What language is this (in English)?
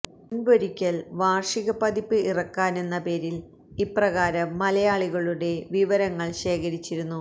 Malayalam